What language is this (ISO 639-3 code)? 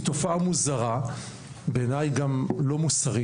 heb